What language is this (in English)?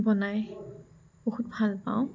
Assamese